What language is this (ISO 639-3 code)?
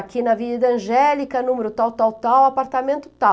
por